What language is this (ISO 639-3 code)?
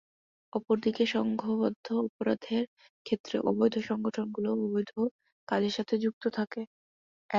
ben